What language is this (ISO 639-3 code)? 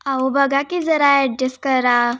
mar